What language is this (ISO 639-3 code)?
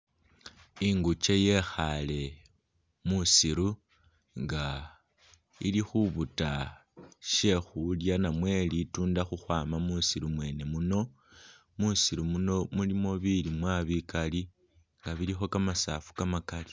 myx